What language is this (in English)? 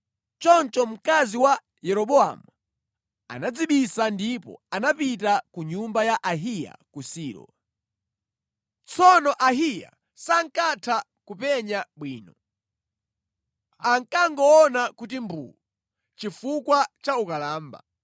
Nyanja